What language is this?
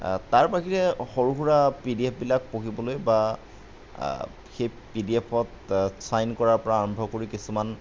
Assamese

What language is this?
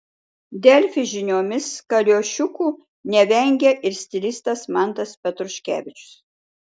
Lithuanian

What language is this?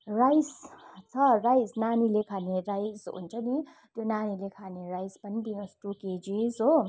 Nepali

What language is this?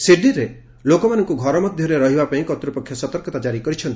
Odia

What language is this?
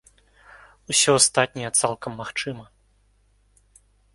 Belarusian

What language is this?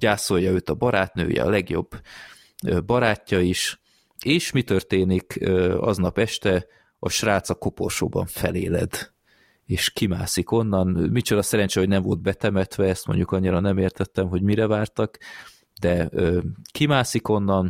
Hungarian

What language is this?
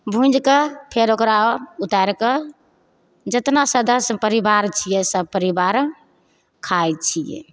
Maithili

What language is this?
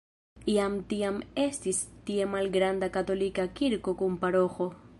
Esperanto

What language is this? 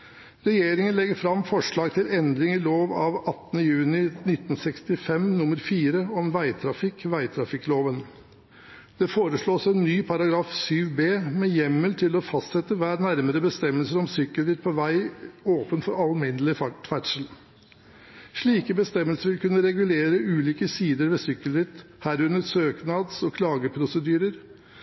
Norwegian Bokmål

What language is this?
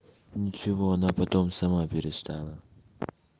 Russian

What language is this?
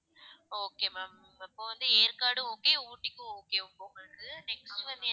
Tamil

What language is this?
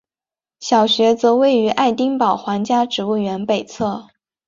Chinese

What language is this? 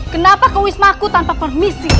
Indonesian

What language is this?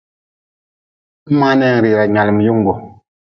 Nawdm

